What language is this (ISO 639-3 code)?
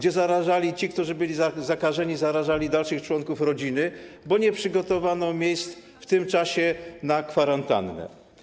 pol